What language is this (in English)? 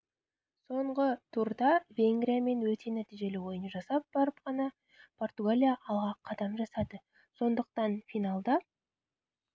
Kazakh